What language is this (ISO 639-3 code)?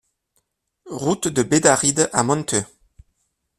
fra